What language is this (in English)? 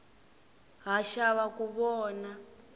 Tsonga